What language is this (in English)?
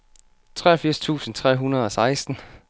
Danish